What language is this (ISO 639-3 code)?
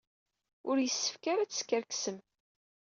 kab